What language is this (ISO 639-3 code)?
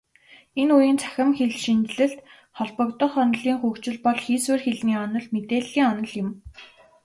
mon